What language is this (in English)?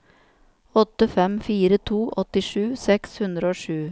Norwegian